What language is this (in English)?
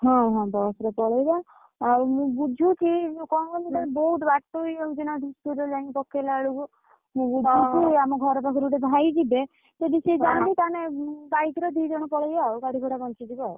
Odia